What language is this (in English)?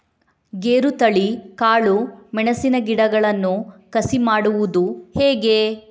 Kannada